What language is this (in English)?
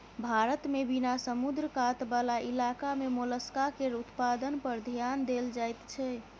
Maithili